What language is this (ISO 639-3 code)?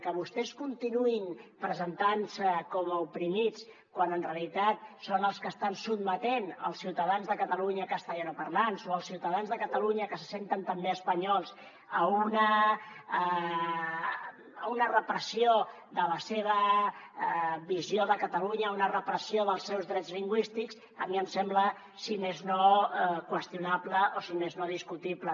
cat